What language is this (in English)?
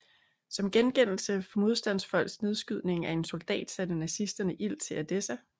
Danish